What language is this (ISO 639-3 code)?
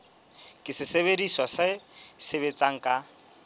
sot